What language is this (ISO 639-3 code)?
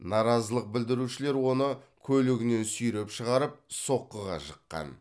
kaz